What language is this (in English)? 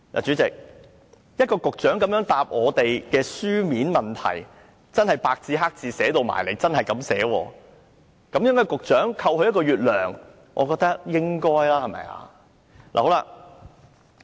Cantonese